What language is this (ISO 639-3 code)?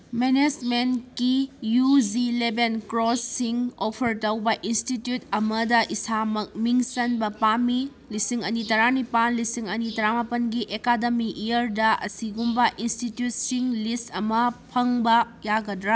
mni